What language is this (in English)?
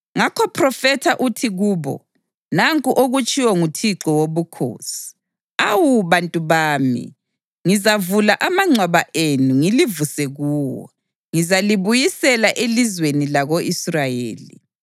North Ndebele